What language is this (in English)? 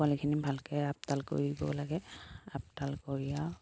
Assamese